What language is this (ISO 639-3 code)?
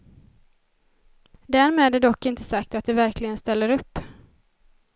swe